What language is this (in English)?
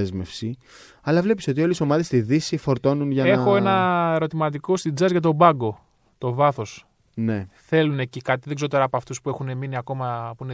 Greek